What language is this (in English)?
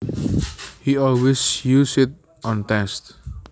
Javanese